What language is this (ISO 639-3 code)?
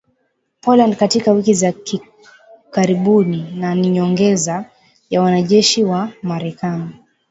swa